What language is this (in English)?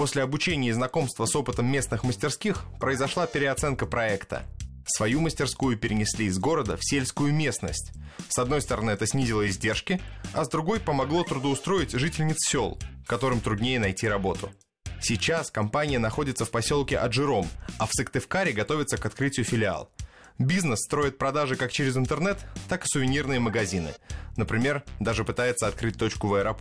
Russian